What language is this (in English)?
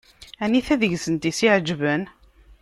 Kabyle